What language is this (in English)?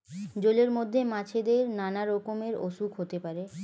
Bangla